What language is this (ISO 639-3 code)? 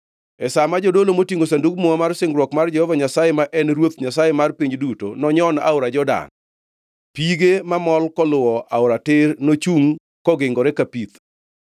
luo